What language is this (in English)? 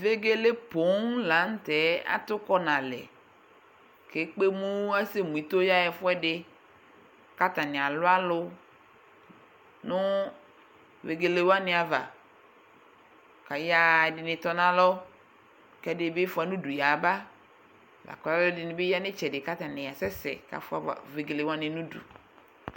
Ikposo